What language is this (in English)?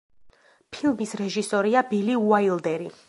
Georgian